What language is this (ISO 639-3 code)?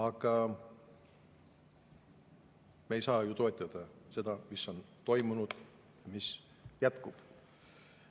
est